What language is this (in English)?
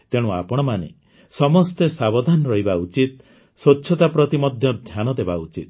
Odia